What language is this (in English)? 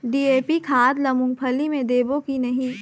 Chhattisgarhi